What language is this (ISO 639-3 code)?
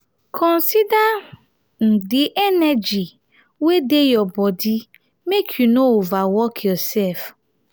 pcm